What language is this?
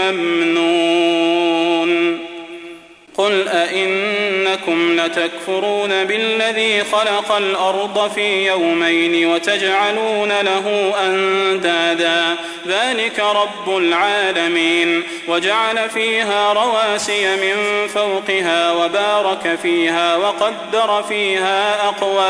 Arabic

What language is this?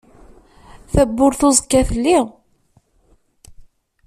Kabyle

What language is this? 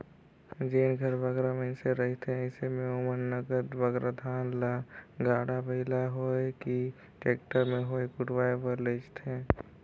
Chhattisgarhi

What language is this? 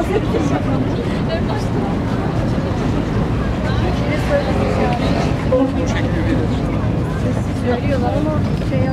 Turkish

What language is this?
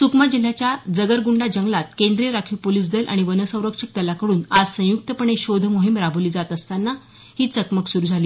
Marathi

